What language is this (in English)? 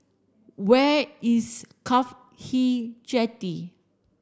English